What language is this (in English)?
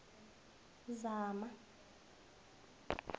South Ndebele